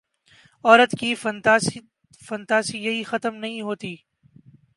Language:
Urdu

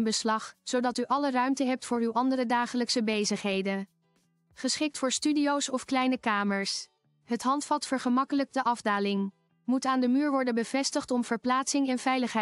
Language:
Dutch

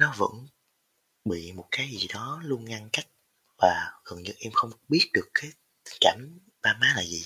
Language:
Vietnamese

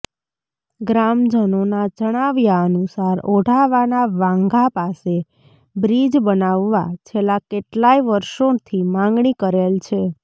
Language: Gujarati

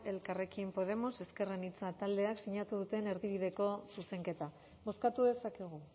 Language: Basque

